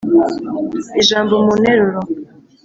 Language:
Kinyarwanda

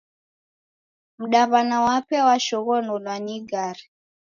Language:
Taita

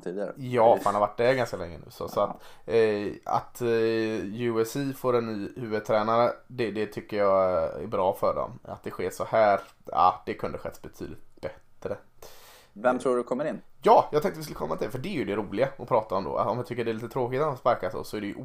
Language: Swedish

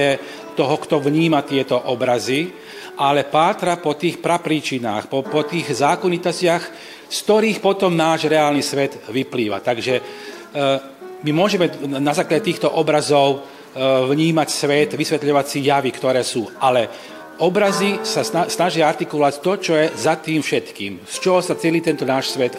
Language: Slovak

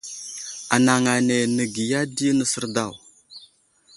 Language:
Wuzlam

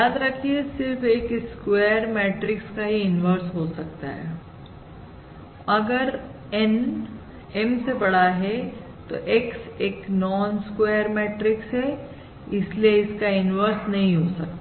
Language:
Hindi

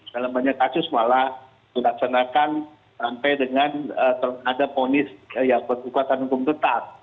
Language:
Indonesian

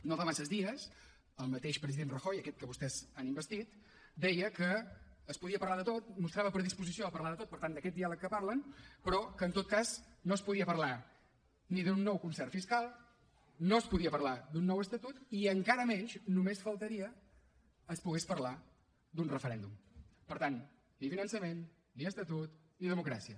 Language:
Catalan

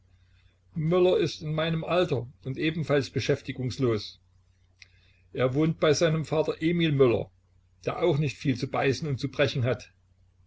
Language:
German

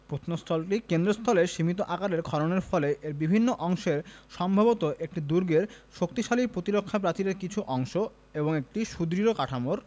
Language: Bangla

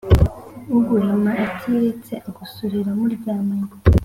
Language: Kinyarwanda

